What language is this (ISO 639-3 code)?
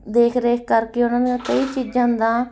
pan